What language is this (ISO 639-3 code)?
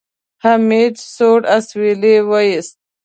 pus